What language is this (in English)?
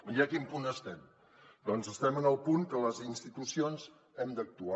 Catalan